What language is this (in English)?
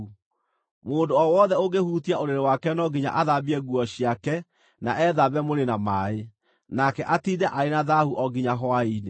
Kikuyu